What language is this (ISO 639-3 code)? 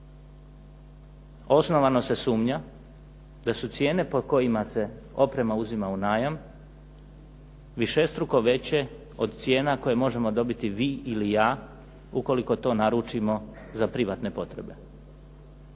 hrv